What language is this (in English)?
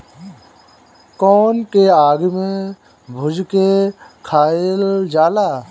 Bhojpuri